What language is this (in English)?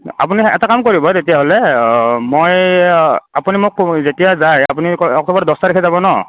Assamese